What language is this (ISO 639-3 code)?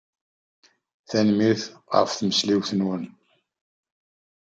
kab